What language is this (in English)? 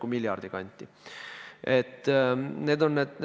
Estonian